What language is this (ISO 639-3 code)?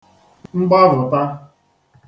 ibo